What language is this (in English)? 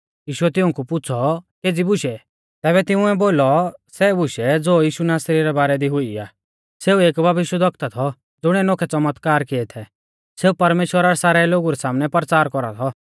Mahasu Pahari